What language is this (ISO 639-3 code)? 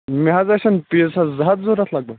kas